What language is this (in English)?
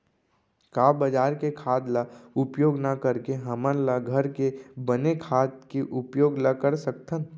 Chhattisgarhi